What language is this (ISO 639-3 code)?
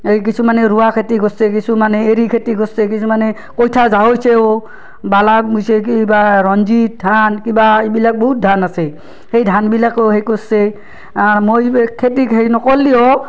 asm